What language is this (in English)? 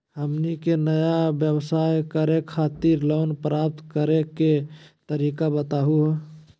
Magahi